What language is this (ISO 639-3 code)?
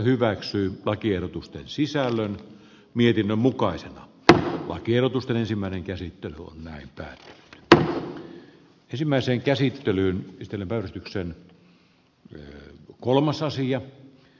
fin